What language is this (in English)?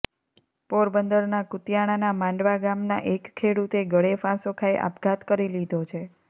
Gujarati